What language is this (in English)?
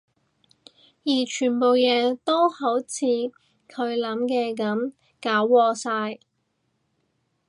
Cantonese